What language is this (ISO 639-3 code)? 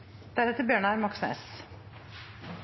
nob